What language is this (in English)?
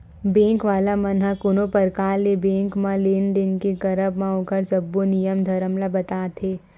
Chhattisgarhi